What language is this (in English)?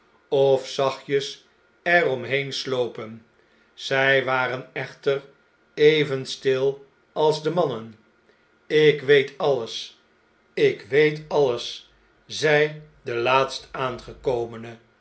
Dutch